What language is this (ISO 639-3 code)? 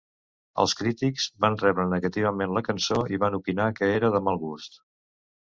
cat